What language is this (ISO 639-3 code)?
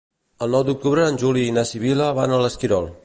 cat